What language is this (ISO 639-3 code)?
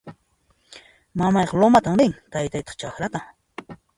qxp